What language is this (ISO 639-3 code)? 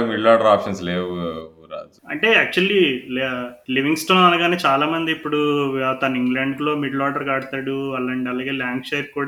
tel